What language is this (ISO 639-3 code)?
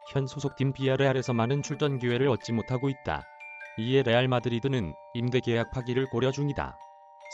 kor